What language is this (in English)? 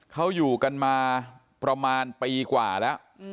Thai